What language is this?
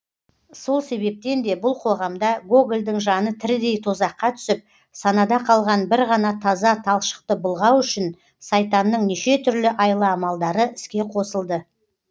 Kazakh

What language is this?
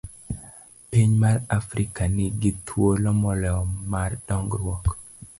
Luo (Kenya and Tanzania)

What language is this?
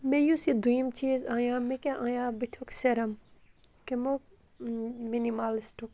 Kashmiri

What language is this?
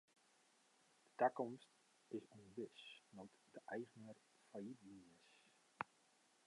Western Frisian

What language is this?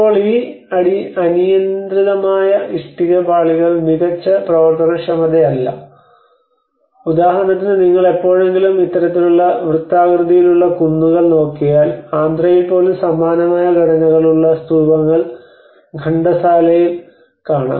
Malayalam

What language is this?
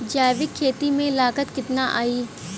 Bhojpuri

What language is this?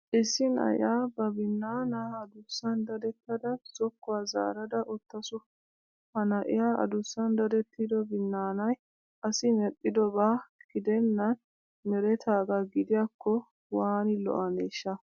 Wolaytta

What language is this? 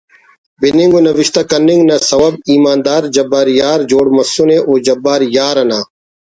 Brahui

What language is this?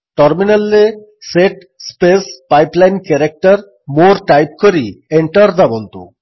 Odia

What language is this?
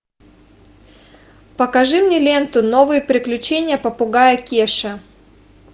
Russian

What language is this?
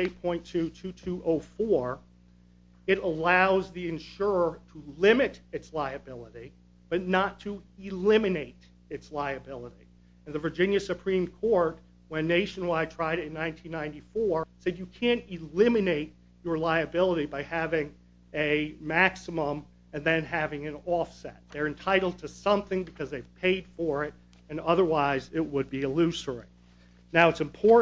English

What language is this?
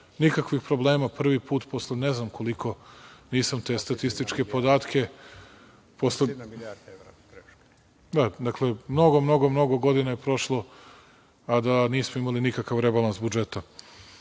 Serbian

